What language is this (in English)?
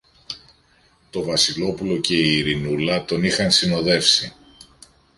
Greek